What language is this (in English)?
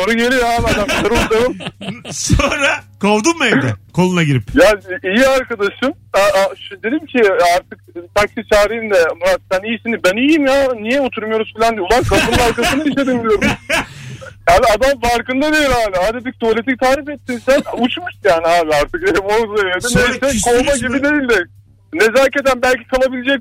Turkish